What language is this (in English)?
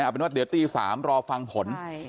Thai